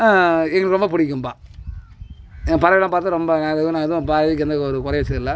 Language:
Tamil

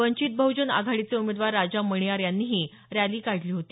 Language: Marathi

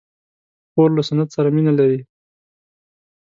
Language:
Pashto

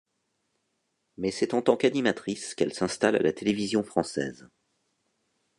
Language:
French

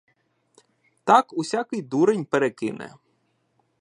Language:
Ukrainian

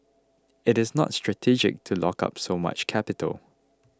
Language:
English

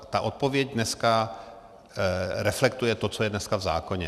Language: Czech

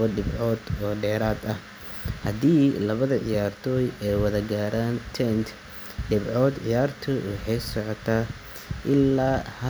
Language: Somali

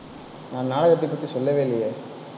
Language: Tamil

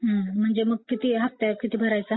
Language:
Marathi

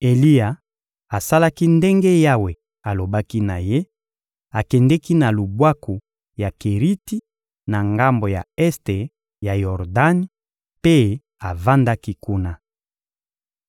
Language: Lingala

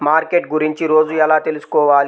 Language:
Telugu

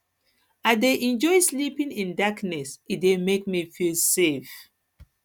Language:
Nigerian Pidgin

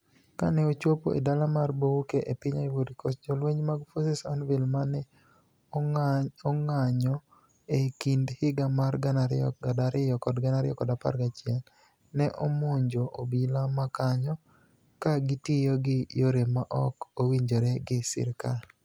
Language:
Luo (Kenya and Tanzania)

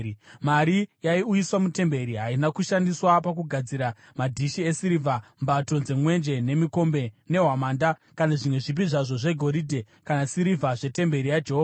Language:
Shona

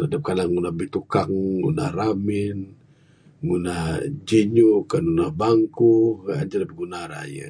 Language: Bukar-Sadung Bidayuh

